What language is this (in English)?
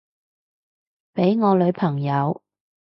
Cantonese